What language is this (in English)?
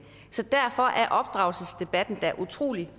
Danish